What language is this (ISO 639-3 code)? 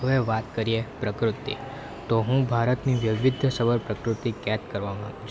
guj